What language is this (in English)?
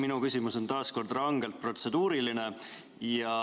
Estonian